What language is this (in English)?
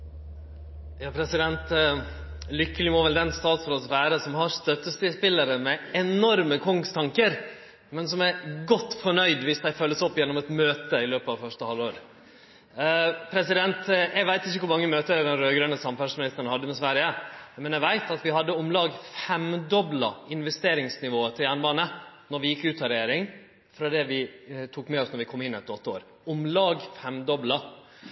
Norwegian Nynorsk